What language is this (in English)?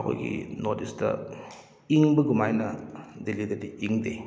Manipuri